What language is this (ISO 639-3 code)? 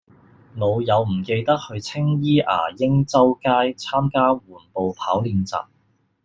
yue